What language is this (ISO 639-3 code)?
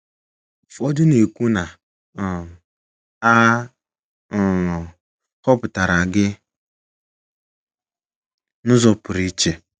ibo